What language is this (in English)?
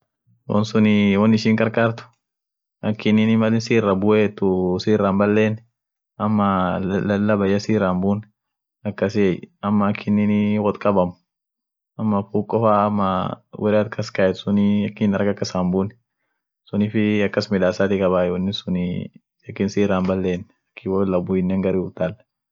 Orma